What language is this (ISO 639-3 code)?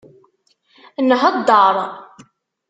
kab